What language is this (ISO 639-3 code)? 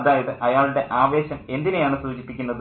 mal